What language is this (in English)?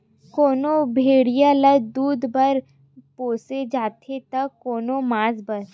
Chhattisgarhi